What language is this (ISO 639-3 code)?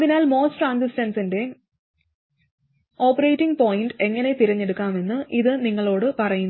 mal